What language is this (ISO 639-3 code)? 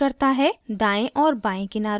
hin